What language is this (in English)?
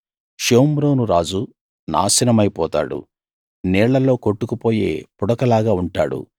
Telugu